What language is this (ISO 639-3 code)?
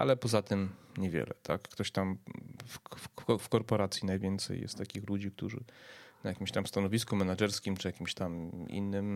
pol